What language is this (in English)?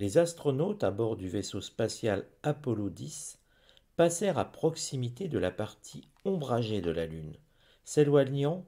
French